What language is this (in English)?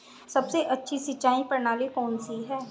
Hindi